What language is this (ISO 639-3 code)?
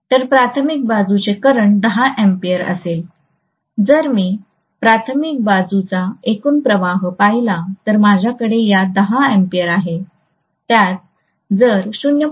mar